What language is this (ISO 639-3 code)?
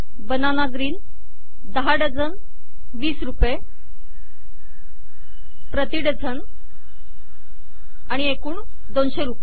mar